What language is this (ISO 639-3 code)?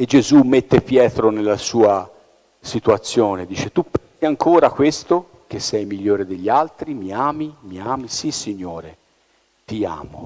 ita